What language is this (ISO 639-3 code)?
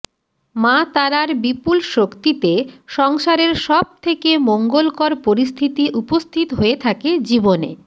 ben